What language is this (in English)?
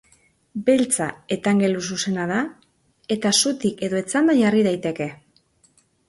Basque